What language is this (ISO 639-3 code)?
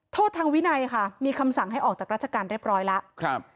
tha